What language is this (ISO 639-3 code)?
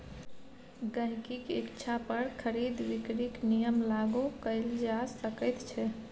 mai